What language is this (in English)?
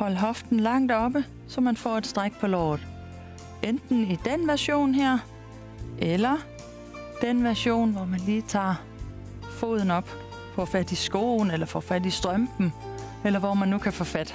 Danish